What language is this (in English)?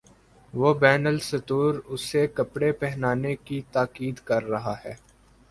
Urdu